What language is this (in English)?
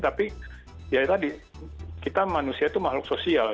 Indonesian